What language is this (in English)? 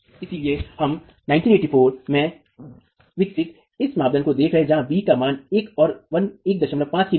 Hindi